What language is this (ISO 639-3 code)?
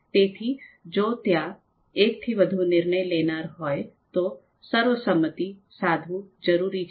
guj